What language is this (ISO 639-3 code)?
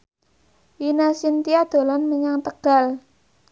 jav